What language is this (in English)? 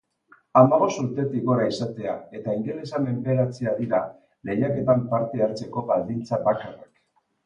Basque